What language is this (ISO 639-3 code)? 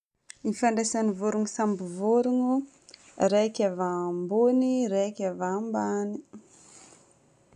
bmm